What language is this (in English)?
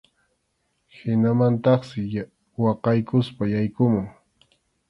Arequipa-La Unión Quechua